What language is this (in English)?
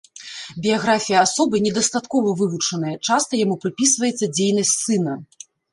Belarusian